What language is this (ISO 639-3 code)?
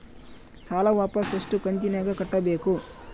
kan